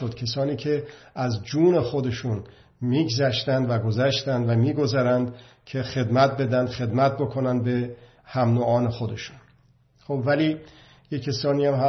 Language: Persian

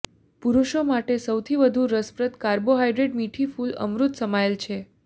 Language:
Gujarati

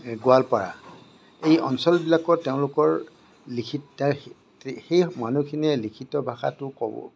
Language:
Assamese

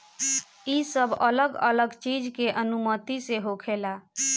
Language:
Bhojpuri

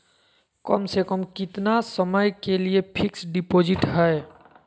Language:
Magahi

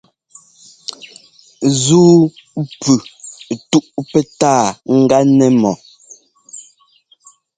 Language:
Ngomba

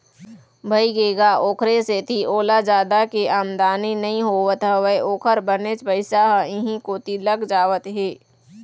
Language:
Chhattisgarhi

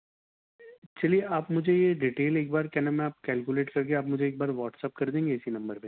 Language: Urdu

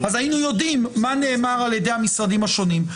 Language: Hebrew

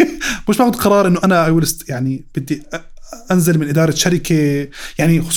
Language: Arabic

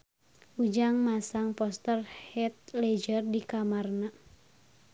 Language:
Sundanese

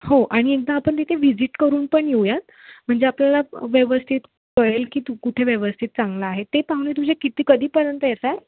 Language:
Marathi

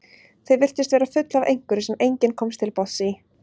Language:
Icelandic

